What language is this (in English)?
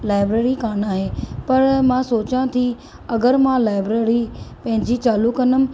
Sindhi